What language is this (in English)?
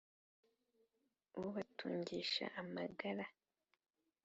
Kinyarwanda